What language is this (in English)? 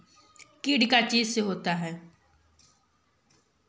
Magahi